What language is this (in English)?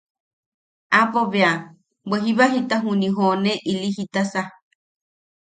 Yaqui